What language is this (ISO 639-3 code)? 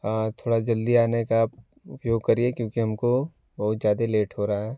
hin